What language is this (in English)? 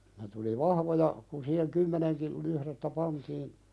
Finnish